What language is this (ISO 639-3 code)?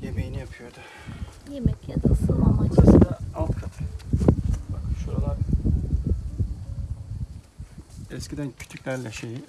tur